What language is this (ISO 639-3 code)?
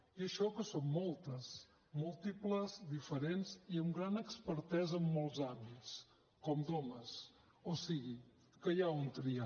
cat